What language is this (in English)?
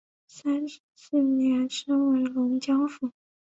Chinese